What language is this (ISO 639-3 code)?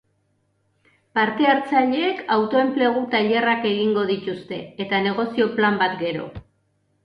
eus